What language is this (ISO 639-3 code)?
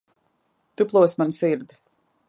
lav